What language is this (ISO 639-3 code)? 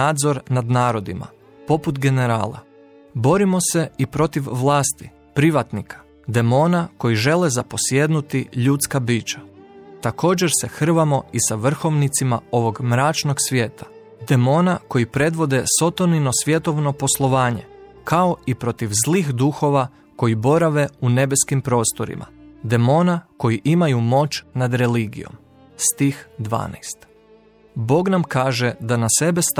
hrv